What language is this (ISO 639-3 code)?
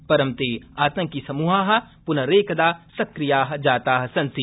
san